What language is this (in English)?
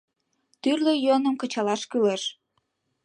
Mari